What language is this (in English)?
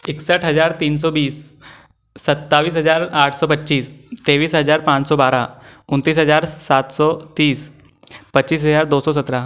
Hindi